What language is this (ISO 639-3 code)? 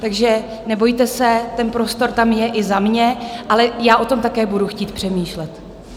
ces